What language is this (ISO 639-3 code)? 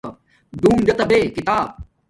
dmk